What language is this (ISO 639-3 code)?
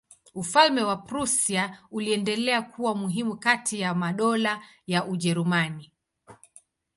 swa